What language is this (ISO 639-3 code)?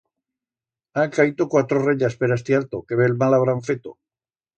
arg